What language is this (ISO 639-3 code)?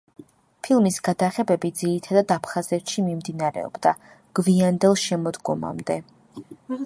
kat